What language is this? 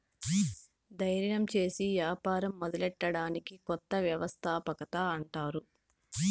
Telugu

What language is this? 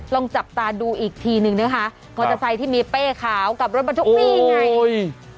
Thai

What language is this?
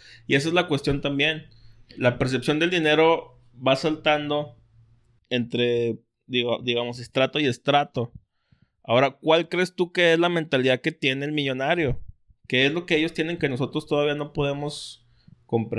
Spanish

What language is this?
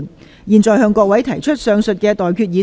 Cantonese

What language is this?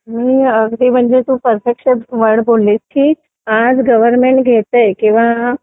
Marathi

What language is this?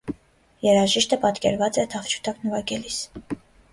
Armenian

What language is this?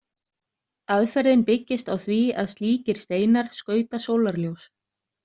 Icelandic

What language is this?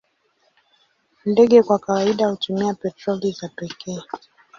Swahili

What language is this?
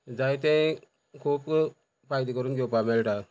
Konkani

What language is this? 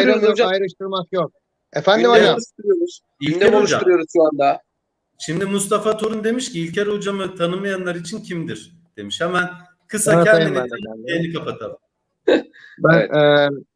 Turkish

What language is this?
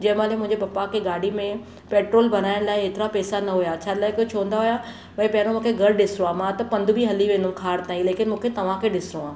Sindhi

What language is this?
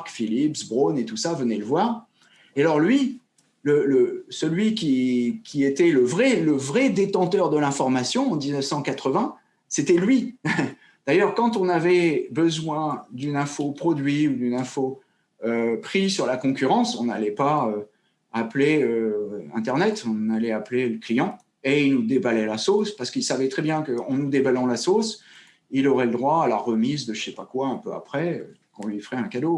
French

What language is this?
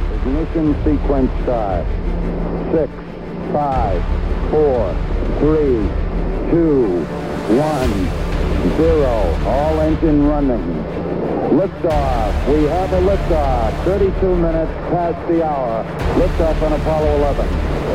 Hungarian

